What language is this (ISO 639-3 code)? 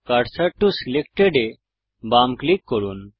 ben